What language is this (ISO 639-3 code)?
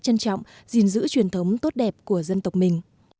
vie